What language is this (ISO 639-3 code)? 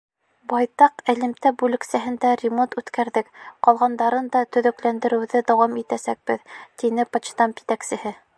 bak